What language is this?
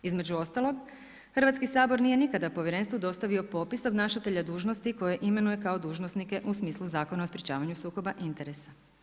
Croatian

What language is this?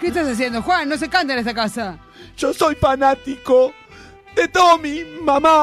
Spanish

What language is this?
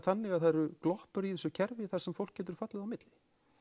Icelandic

